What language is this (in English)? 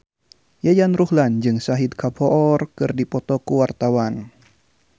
Sundanese